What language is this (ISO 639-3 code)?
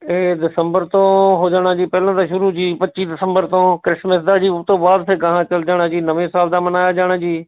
pan